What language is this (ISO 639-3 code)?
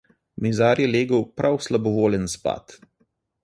slv